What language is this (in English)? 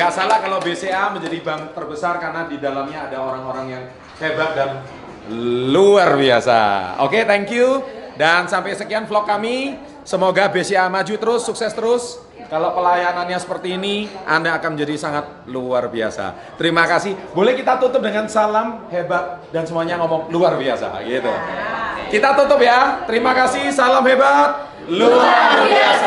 Indonesian